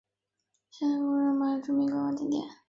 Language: Chinese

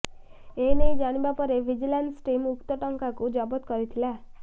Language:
Odia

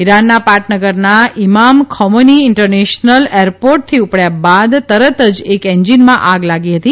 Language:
Gujarati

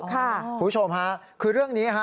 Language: Thai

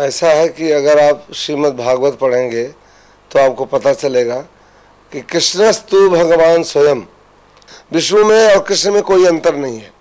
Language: Hindi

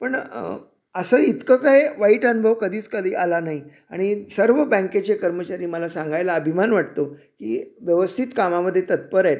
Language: Marathi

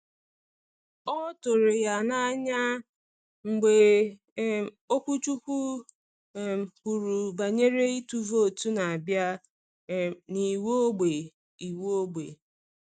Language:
Igbo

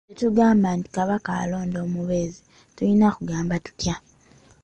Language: Ganda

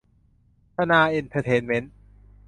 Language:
Thai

